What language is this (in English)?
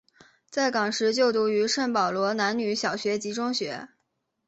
Chinese